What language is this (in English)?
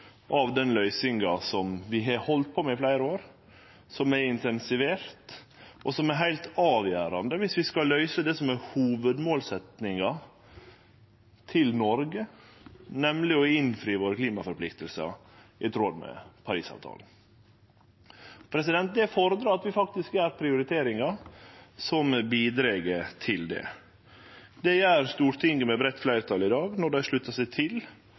Norwegian Nynorsk